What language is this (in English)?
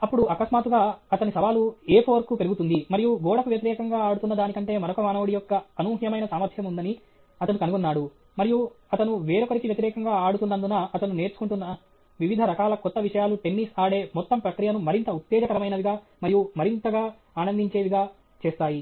Telugu